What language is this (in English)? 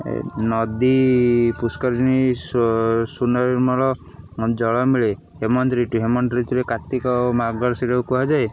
Odia